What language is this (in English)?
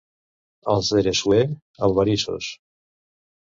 Catalan